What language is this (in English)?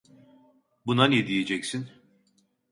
Turkish